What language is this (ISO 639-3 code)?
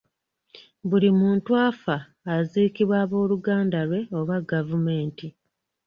lug